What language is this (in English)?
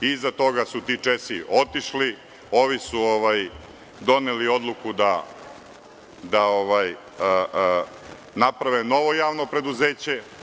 Serbian